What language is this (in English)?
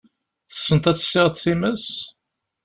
Kabyle